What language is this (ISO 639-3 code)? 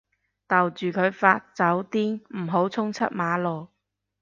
yue